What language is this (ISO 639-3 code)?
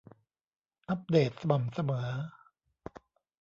tha